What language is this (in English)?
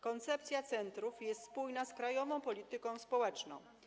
Polish